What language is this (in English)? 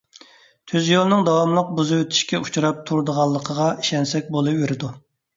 Uyghur